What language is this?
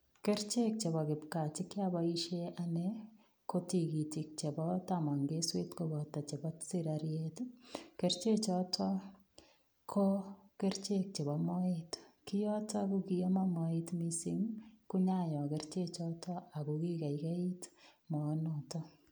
Kalenjin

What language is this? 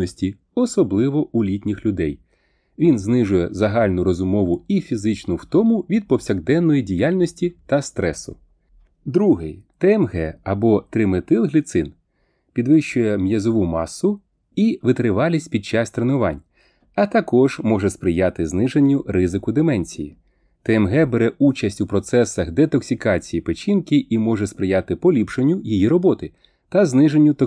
Ukrainian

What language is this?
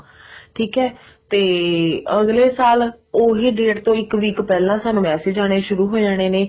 Punjabi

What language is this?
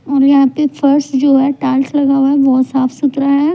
Hindi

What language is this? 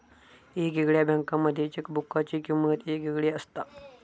Marathi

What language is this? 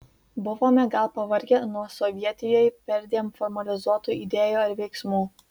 Lithuanian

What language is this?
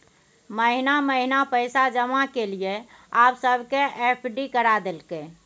Maithili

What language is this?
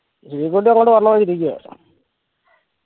Malayalam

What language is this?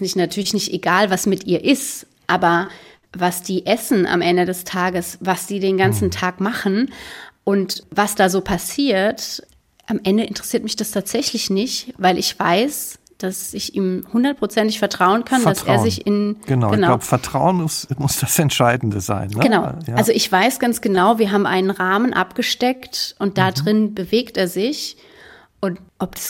German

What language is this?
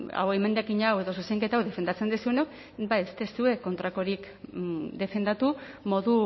Basque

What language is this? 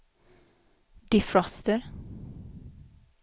Swedish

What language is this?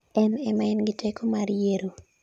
Luo (Kenya and Tanzania)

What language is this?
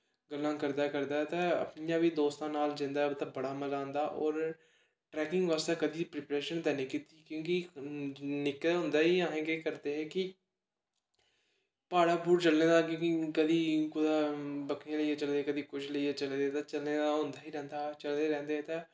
Dogri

